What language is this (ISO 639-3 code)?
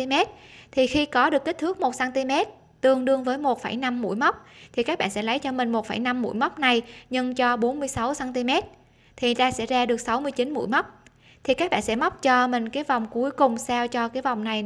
vie